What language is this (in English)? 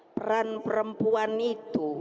Indonesian